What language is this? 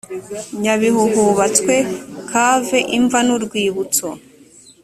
Kinyarwanda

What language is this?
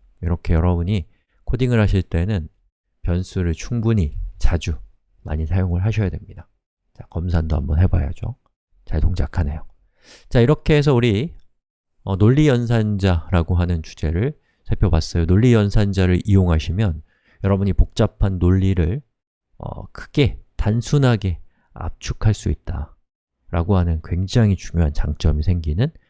Korean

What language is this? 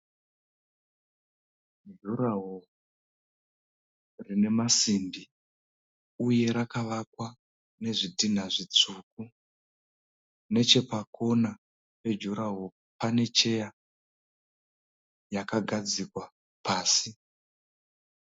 Shona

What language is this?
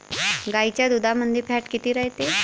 Marathi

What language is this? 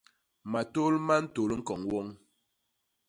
Basaa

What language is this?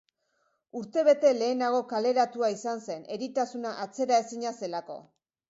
Basque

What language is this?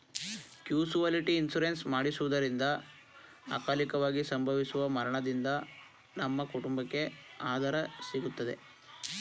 Kannada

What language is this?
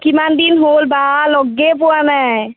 Assamese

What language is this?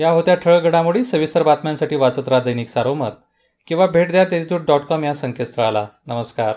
Marathi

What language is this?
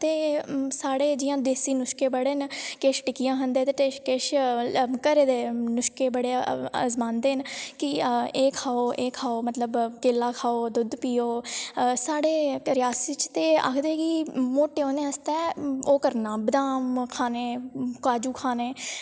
Dogri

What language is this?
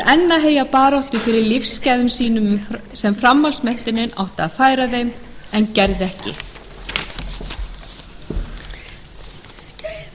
Icelandic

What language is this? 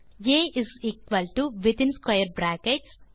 Tamil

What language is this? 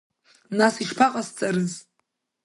Abkhazian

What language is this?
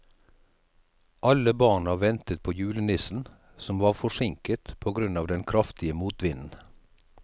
Norwegian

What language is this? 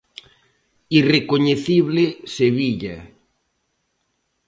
Galician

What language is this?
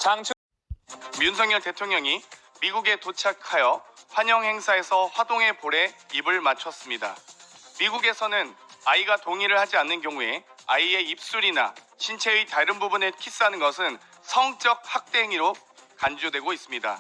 Korean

